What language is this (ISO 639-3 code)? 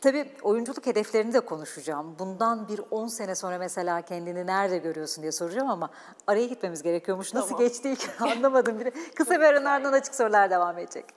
tur